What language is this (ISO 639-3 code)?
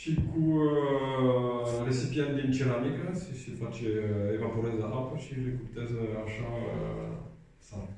ron